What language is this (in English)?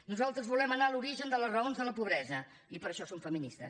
Catalan